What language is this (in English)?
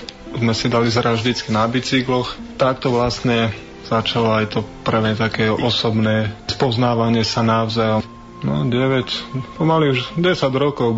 Slovak